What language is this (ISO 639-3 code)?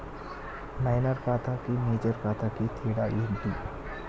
tel